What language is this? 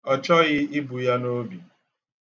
Igbo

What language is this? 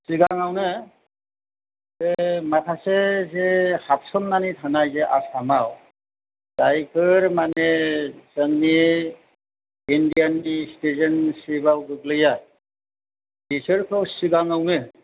Bodo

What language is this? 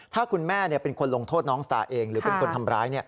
Thai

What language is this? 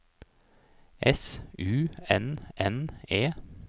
Norwegian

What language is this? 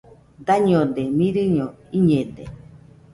Nüpode Huitoto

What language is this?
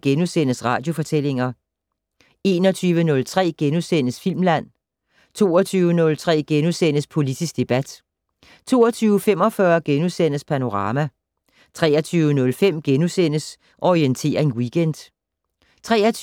Danish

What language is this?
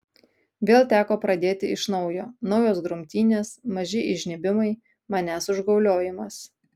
Lithuanian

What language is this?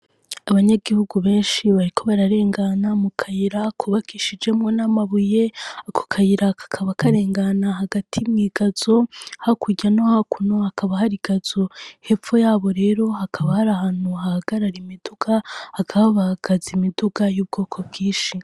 Rundi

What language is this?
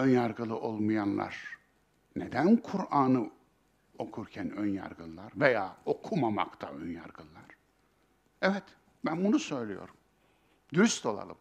Turkish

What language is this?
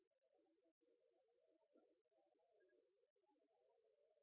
Norwegian Bokmål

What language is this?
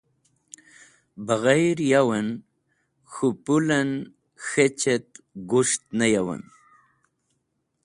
Wakhi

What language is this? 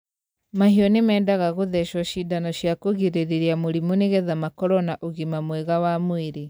Kikuyu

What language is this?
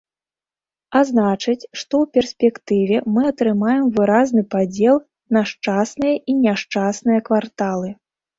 Belarusian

